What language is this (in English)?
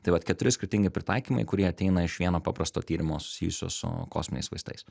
Lithuanian